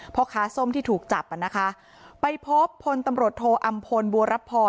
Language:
Thai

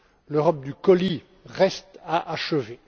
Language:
French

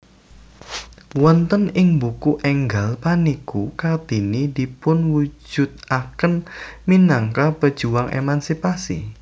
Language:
Javanese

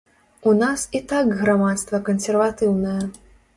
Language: Belarusian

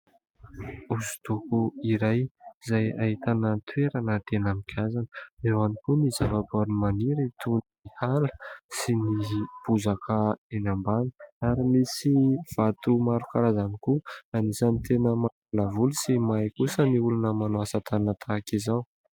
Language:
Malagasy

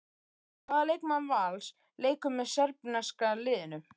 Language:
Icelandic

